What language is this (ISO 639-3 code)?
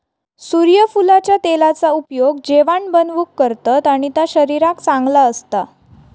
mar